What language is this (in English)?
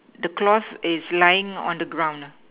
English